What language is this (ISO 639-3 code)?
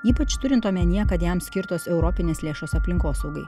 lit